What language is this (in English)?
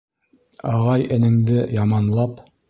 Bashkir